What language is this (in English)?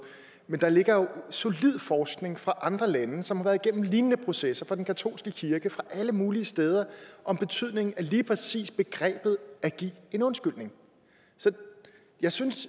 Danish